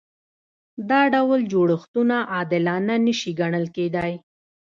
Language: Pashto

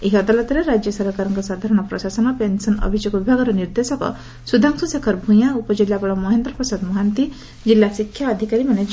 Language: Odia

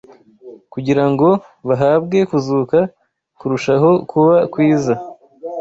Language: Kinyarwanda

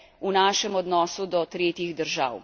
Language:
Slovenian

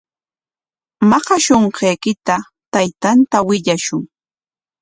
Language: Corongo Ancash Quechua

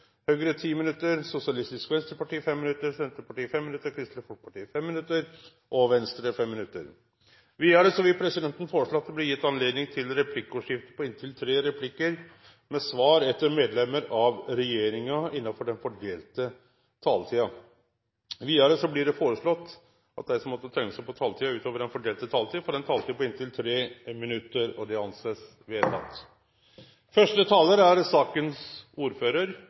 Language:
Norwegian Nynorsk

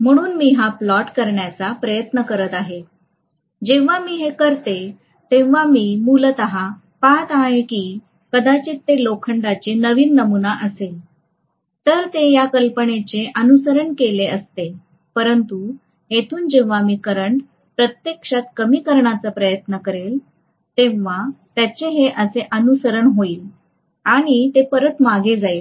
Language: Marathi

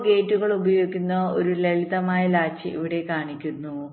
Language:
Malayalam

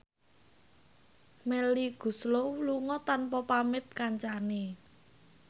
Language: Javanese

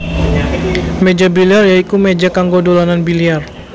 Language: Javanese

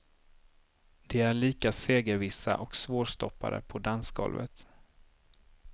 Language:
Swedish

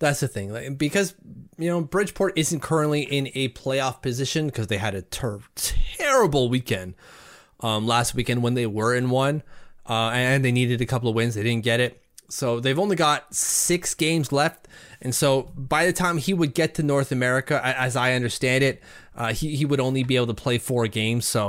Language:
English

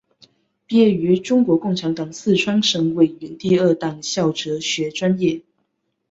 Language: Chinese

